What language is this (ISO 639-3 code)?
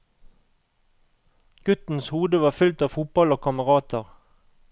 nor